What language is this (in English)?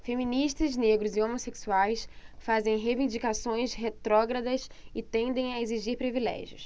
Portuguese